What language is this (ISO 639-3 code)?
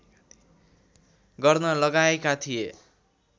nep